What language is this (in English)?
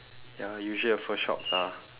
English